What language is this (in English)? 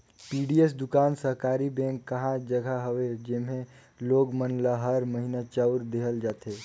Chhattisgarhi